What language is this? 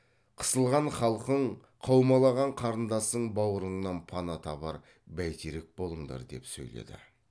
Kazakh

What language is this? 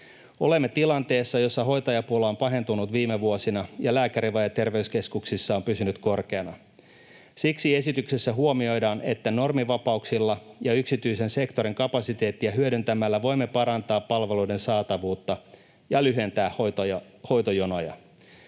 Finnish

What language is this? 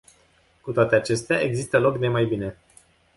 Romanian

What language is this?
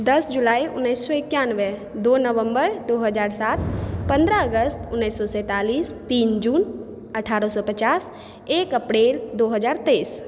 Maithili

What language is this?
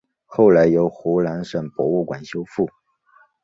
Chinese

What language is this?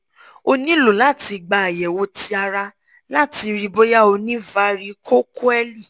Yoruba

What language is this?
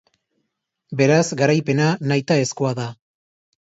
Basque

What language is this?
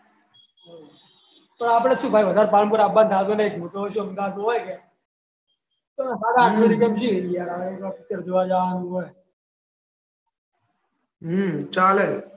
Gujarati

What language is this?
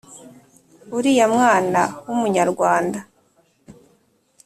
Kinyarwanda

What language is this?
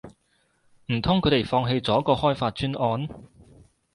Cantonese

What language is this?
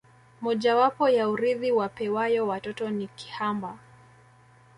Swahili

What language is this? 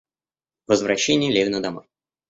Russian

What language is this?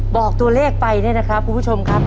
Thai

